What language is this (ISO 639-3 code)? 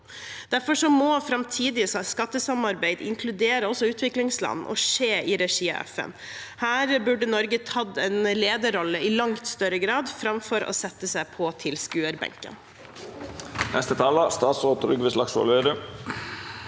nor